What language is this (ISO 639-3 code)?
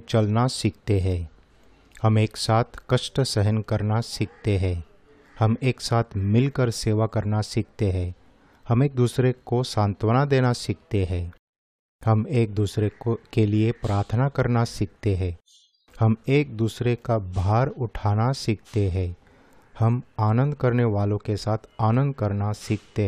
hin